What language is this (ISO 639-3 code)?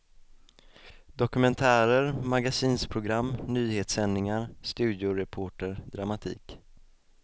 swe